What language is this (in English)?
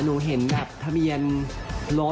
Thai